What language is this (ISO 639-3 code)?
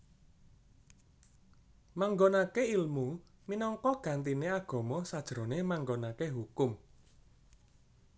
jav